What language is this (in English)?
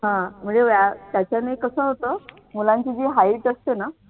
Marathi